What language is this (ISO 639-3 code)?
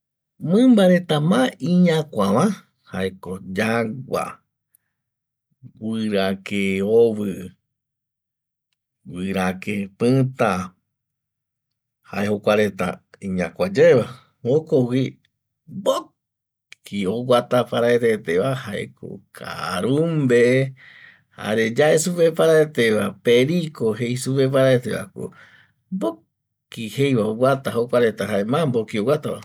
gui